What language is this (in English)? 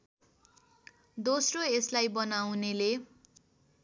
Nepali